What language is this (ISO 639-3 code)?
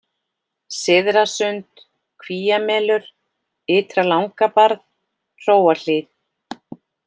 isl